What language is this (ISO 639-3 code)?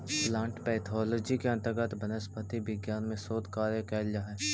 mag